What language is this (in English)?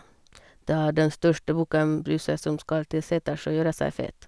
Norwegian